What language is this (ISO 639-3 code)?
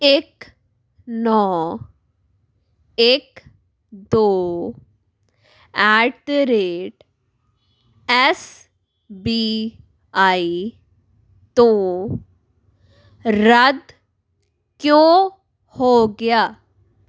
pan